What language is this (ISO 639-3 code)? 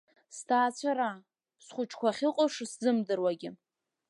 abk